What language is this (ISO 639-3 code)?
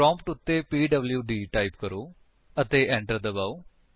pan